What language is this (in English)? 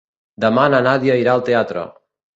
Catalan